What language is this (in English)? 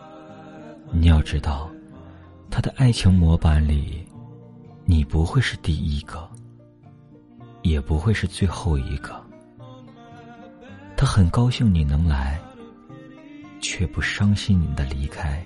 Chinese